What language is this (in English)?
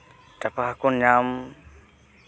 Santali